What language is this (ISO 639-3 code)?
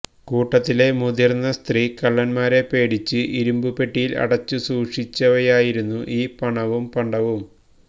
mal